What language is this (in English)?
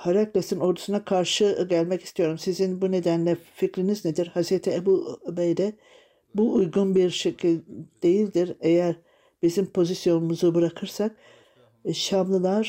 Turkish